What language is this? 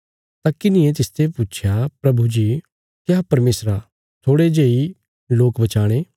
Bilaspuri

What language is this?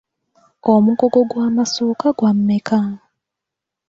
Ganda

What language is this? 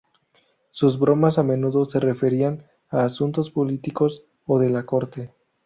Spanish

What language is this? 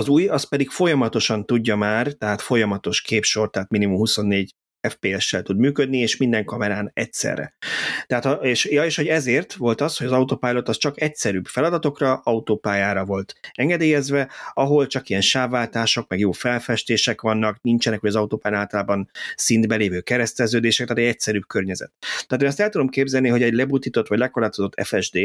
Hungarian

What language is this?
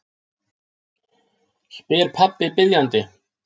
Icelandic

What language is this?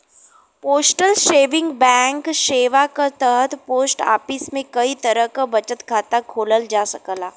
Bhojpuri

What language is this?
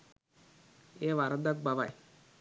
Sinhala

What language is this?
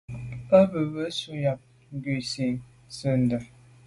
Medumba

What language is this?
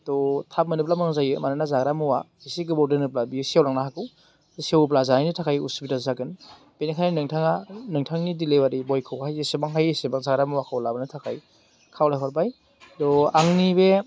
Bodo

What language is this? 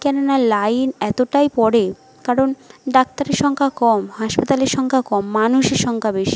Bangla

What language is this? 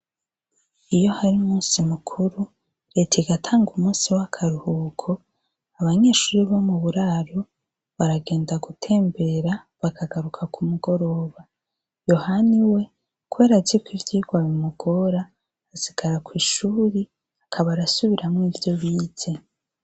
Rundi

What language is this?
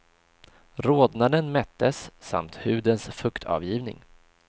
Swedish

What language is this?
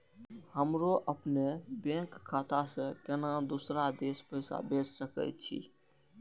Maithili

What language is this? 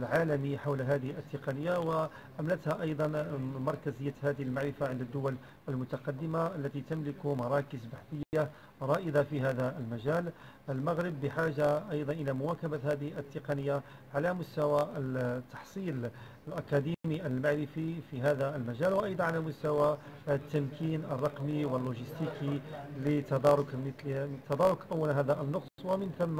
Arabic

